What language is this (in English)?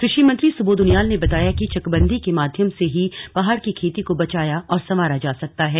Hindi